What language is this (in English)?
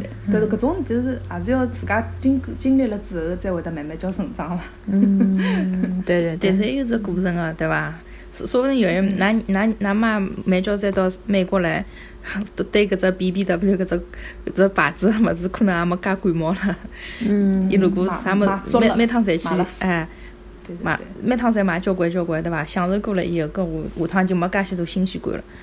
Chinese